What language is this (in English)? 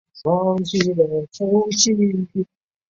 Chinese